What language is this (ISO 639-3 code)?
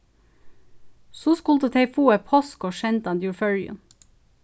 fao